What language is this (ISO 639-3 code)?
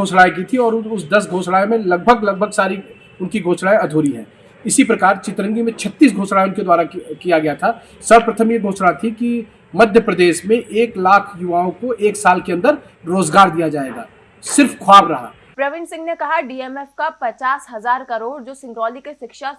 hin